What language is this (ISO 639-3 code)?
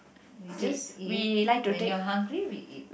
eng